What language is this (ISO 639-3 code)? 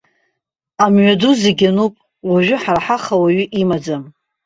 abk